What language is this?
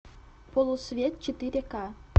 Russian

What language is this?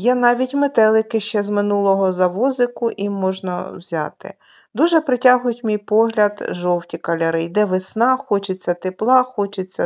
Ukrainian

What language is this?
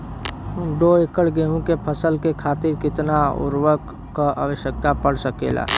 Bhojpuri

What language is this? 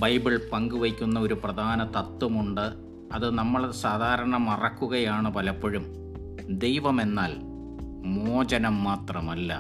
Malayalam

